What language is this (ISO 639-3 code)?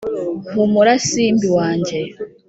kin